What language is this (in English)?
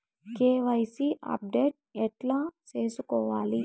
Telugu